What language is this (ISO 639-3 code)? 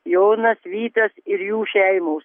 lit